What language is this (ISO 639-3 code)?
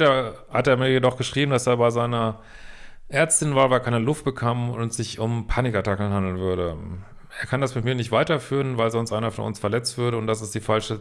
deu